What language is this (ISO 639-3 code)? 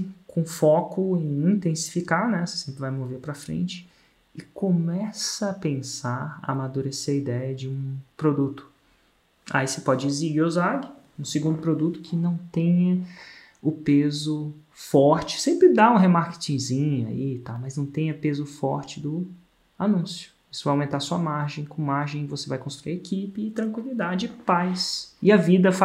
por